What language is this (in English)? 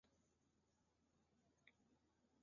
Chinese